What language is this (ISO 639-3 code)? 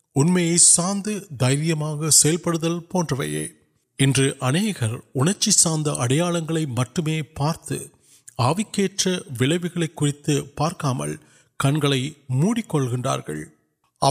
urd